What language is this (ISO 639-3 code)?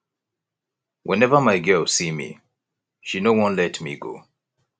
pcm